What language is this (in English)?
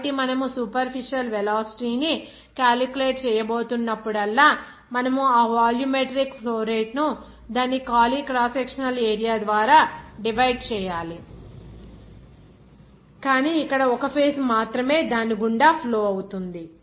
Telugu